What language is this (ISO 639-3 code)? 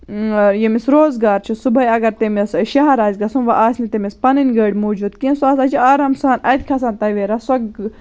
kas